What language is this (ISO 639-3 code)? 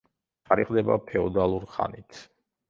kat